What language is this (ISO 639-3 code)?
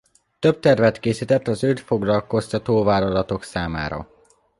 hun